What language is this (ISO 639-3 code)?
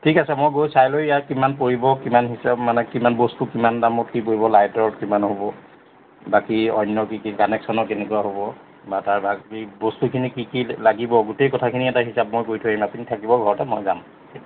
asm